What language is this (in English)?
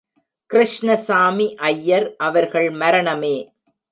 Tamil